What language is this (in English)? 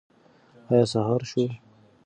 Pashto